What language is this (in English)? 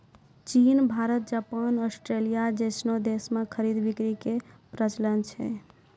Maithili